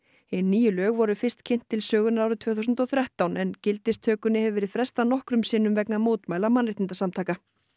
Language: Icelandic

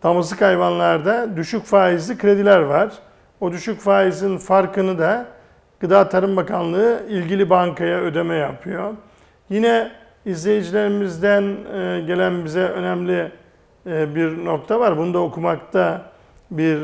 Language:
Turkish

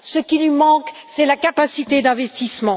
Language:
French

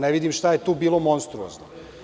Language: Serbian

